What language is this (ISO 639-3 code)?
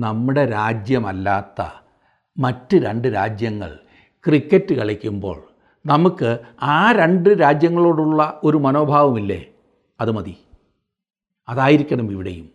mal